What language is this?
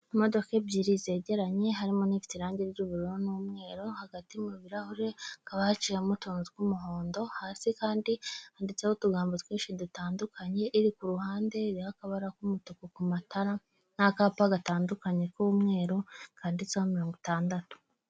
Kinyarwanda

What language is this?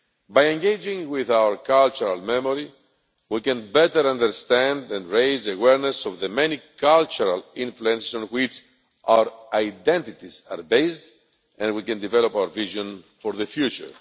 English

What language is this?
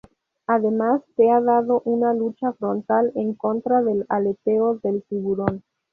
Spanish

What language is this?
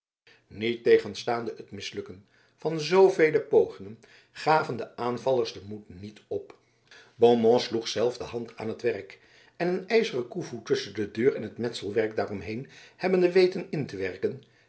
Dutch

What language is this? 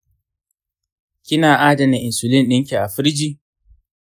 Hausa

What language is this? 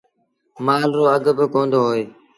Sindhi Bhil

